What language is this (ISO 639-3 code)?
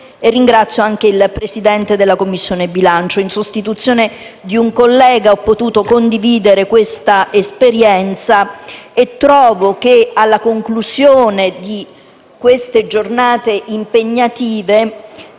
ita